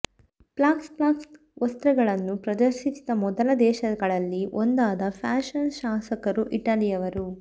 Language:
Kannada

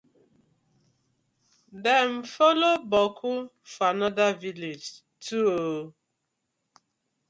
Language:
Nigerian Pidgin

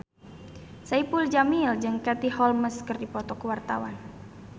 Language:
Sundanese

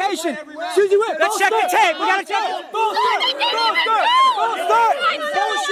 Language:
English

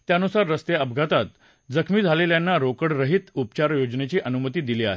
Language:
Marathi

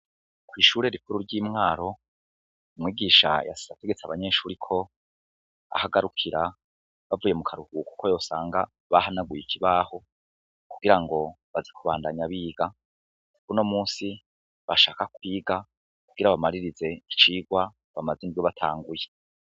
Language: Rundi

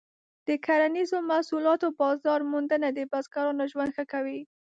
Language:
Pashto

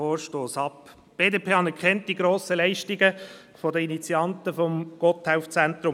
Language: Swiss German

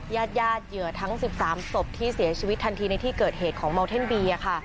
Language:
Thai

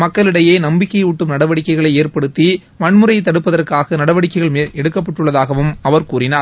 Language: Tamil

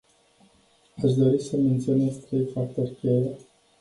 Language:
Romanian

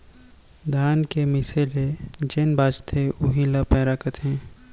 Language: Chhattisgarhi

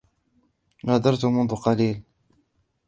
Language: Arabic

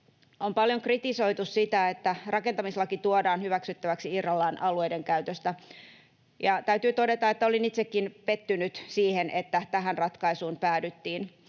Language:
Finnish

